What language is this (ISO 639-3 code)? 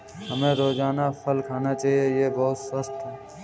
hin